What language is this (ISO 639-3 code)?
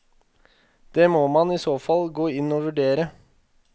nor